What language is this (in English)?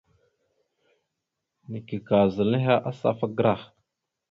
Mada (Cameroon)